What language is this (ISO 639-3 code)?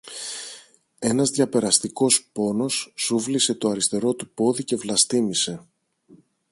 ell